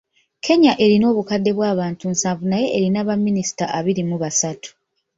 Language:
Ganda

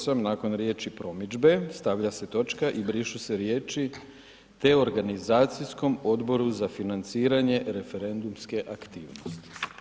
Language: Croatian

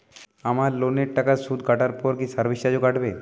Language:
Bangla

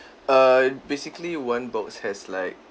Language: English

